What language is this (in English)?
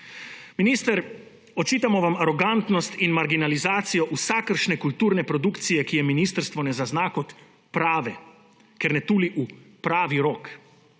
Slovenian